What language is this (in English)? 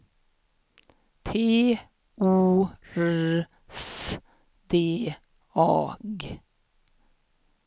Swedish